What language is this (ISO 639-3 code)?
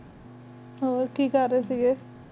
pan